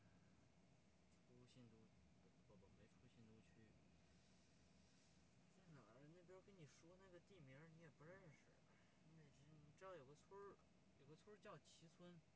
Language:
Chinese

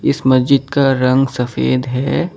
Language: Hindi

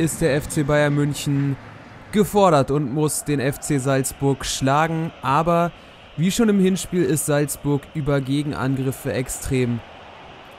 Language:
German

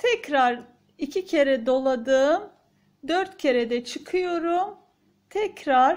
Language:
Turkish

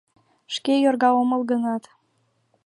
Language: Mari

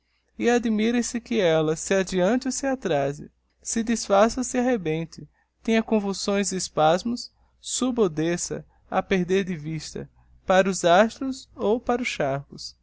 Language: Portuguese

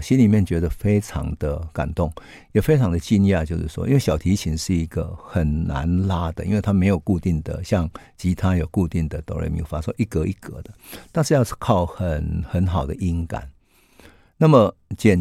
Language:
Chinese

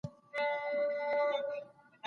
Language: Pashto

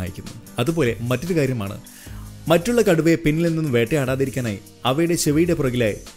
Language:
English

